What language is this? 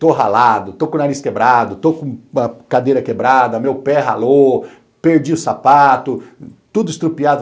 Portuguese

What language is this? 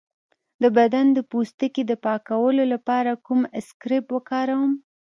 Pashto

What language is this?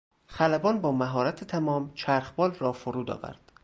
Persian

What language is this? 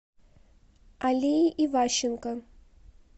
Russian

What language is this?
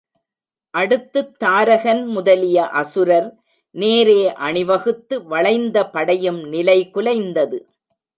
Tamil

